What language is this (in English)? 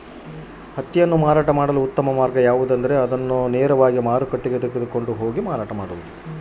Kannada